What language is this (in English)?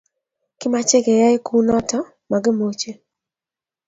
Kalenjin